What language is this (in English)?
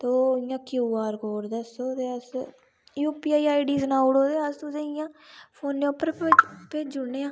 Dogri